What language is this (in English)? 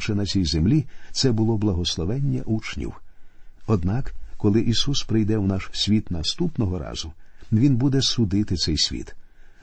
Ukrainian